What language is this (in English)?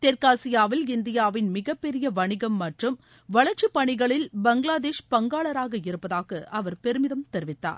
Tamil